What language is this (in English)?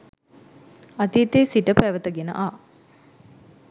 Sinhala